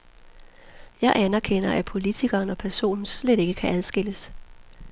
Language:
Danish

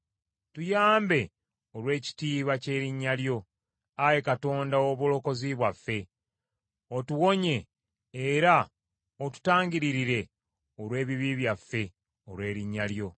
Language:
Ganda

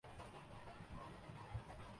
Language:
Urdu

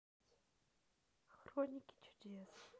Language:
Russian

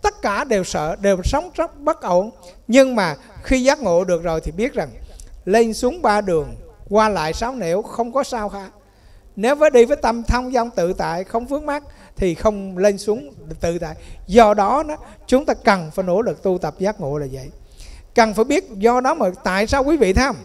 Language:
Vietnamese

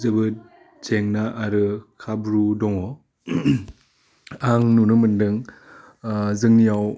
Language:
Bodo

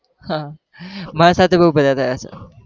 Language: Gujarati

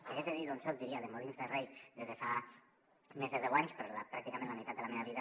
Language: Catalan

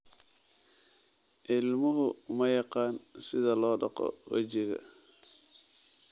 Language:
Somali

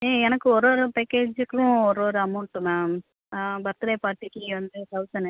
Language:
Tamil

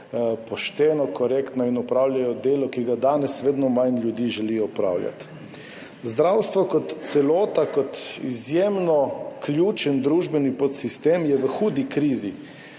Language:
Slovenian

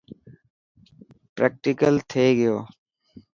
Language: Dhatki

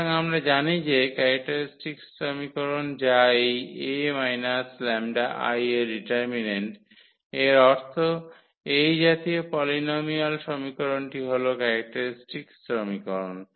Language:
Bangla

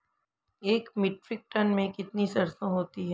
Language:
Hindi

